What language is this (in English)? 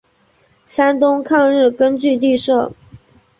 Chinese